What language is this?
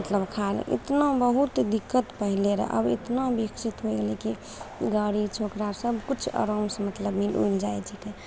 Maithili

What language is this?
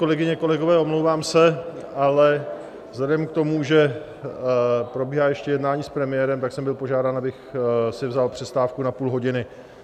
Czech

